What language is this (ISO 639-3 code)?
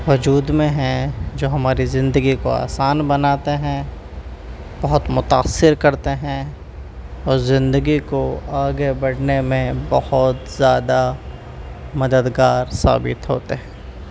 urd